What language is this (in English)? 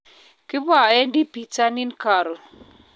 Kalenjin